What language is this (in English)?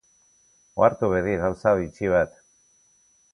Basque